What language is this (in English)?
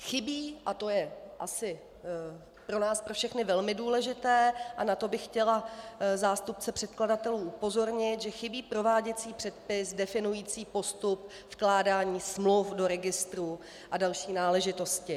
Czech